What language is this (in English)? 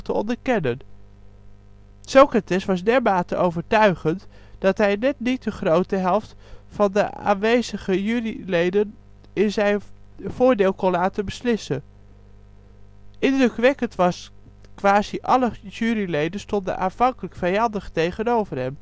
Dutch